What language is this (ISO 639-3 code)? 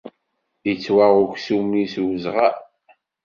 kab